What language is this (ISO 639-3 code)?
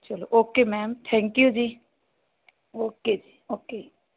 pan